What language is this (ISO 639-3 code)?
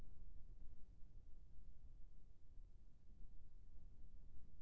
hne